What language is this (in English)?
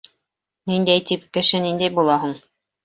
Bashkir